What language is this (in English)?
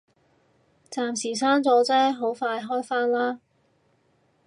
Cantonese